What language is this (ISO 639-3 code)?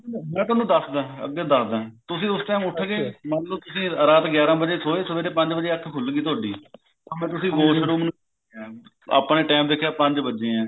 pan